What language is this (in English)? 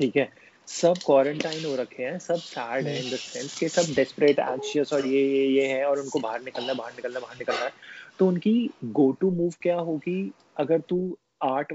Hindi